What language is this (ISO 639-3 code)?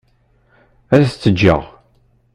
kab